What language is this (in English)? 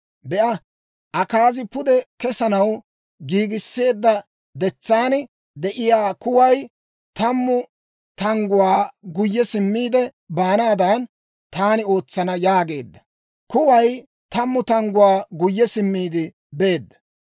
Dawro